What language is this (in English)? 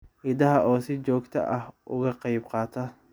Somali